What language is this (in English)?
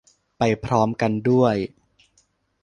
Thai